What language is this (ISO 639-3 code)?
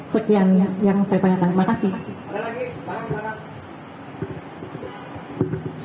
ind